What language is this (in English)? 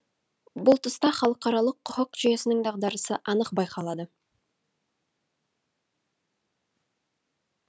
Kazakh